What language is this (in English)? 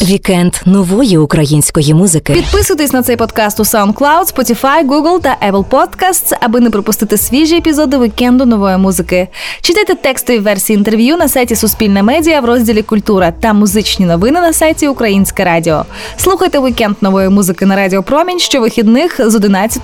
Ukrainian